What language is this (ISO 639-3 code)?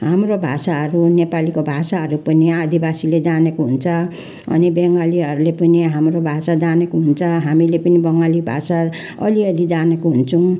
nep